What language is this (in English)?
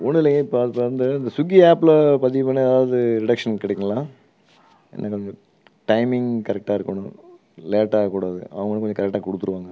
Tamil